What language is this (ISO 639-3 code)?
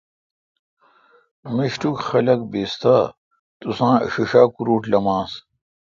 xka